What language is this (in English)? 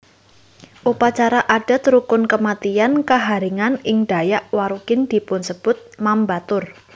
Javanese